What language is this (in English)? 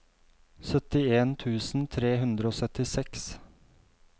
Norwegian